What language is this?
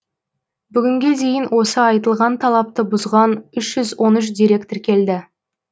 Kazakh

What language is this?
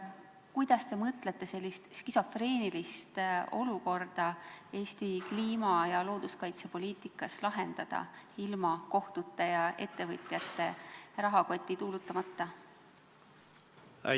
Estonian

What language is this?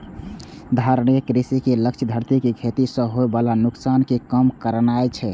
Maithili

